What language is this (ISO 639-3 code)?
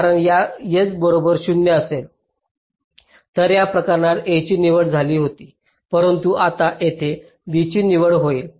mar